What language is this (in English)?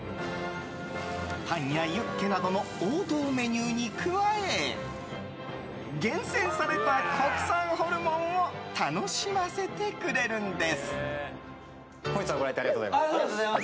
Japanese